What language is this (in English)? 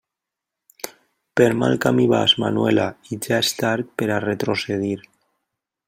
Catalan